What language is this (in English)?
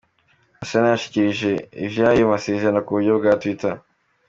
Kinyarwanda